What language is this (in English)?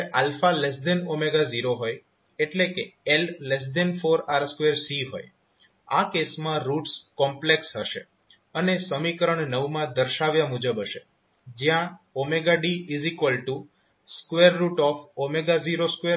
Gujarati